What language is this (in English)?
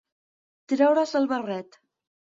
Catalan